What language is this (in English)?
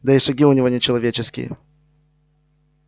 Russian